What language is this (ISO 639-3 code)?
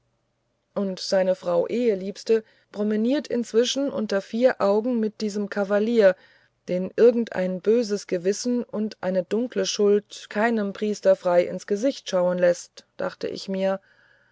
deu